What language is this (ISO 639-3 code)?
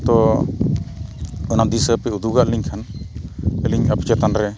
sat